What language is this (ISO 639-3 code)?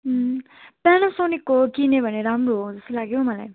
nep